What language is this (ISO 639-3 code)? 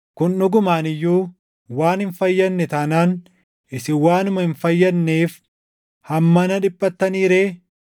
orm